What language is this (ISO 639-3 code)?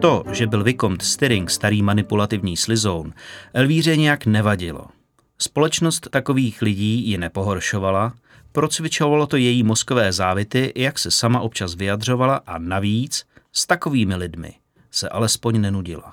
ces